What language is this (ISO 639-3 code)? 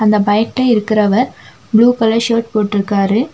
tam